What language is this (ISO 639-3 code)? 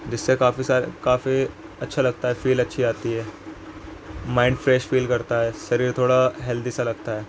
urd